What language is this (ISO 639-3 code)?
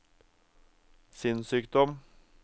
nor